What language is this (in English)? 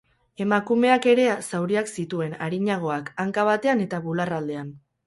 Basque